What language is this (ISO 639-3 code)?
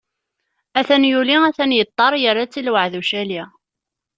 kab